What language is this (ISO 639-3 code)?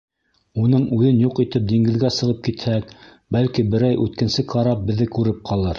bak